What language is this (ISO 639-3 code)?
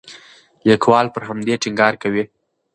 pus